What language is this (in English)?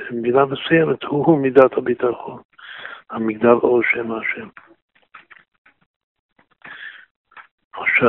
Hebrew